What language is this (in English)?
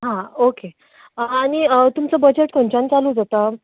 Konkani